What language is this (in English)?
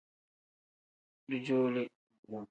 Tem